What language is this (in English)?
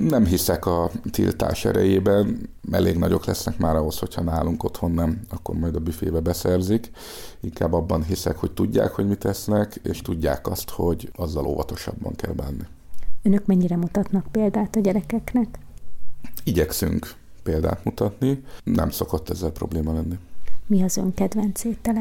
Hungarian